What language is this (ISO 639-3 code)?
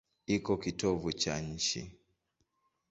swa